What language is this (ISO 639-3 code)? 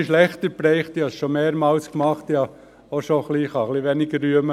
gsw